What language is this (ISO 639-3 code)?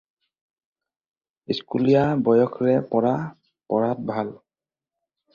asm